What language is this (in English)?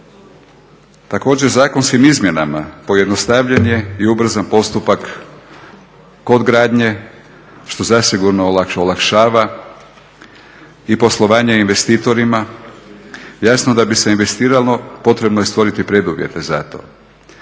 Croatian